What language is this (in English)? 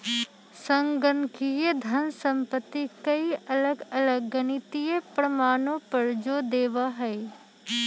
Magahi